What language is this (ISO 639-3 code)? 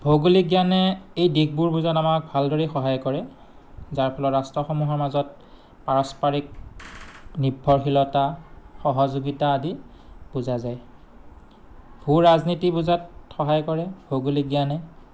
asm